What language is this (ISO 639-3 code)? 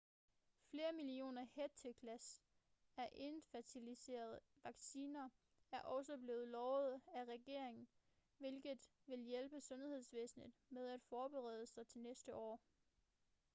dan